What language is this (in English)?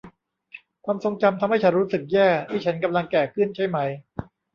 Thai